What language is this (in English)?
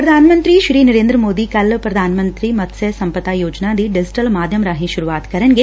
Punjabi